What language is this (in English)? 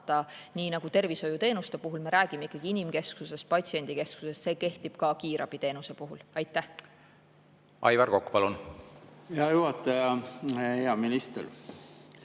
Estonian